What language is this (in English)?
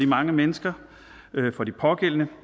Danish